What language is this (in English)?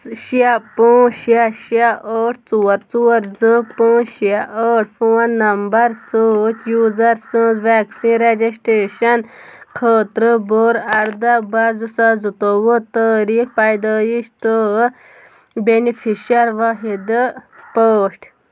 Kashmiri